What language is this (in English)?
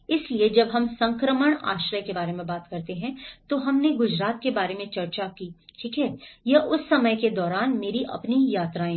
Hindi